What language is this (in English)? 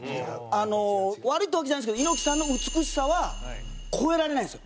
Japanese